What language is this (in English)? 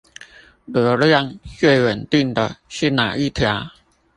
Chinese